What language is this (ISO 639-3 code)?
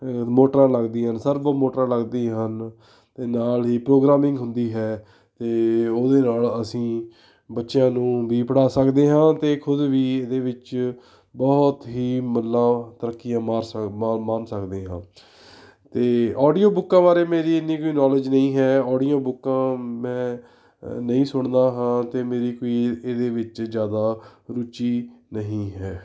pan